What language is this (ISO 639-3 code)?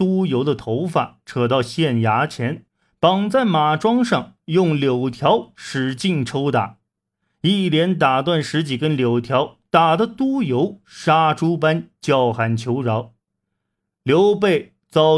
zho